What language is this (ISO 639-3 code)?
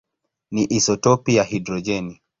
swa